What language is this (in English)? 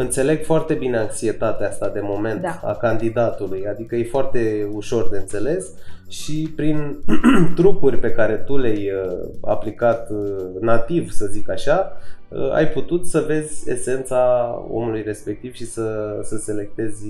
Romanian